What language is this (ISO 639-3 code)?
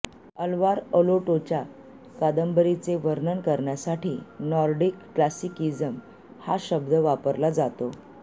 mar